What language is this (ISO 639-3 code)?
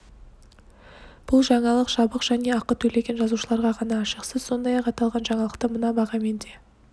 kaz